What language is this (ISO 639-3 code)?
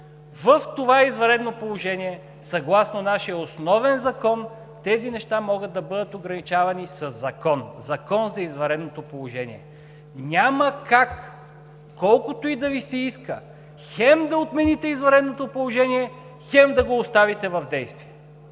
bul